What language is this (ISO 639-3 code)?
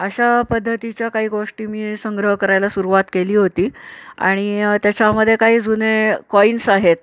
mar